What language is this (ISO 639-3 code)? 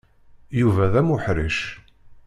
kab